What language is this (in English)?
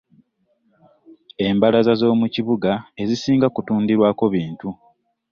Ganda